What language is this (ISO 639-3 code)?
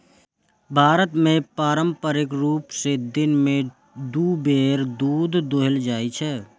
mai